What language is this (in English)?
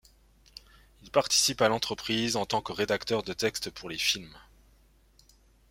French